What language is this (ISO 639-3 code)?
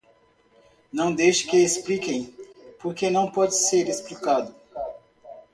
por